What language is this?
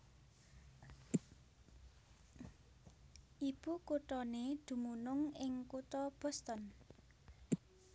Javanese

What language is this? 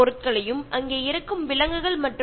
Malayalam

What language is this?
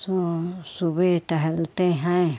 Hindi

